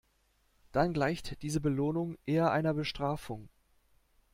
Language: German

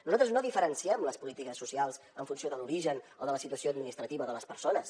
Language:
Catalan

